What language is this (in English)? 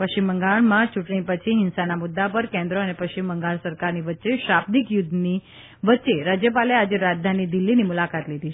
Gujarati